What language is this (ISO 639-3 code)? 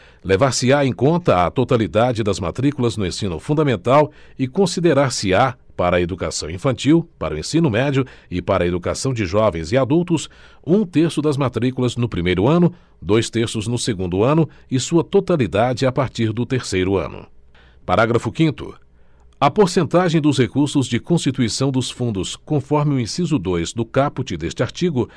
por